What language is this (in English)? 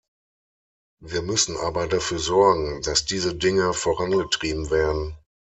German